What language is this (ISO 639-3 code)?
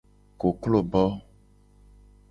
gej